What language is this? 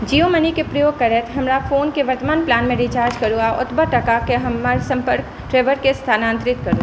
Maithili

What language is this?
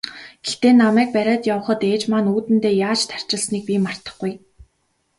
Mongolian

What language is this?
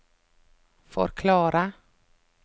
Norwegian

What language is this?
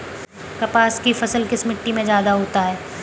Hindi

